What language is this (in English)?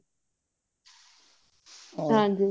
Punjabi